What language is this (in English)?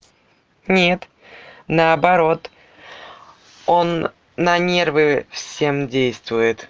Russian